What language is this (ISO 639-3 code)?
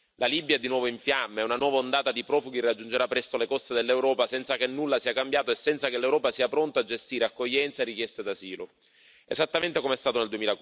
ita